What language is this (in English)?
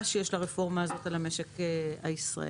Hebrew